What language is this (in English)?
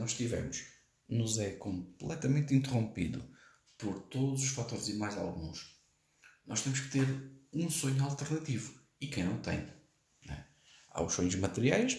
Portuguese